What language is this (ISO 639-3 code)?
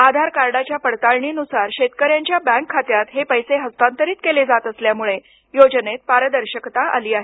mar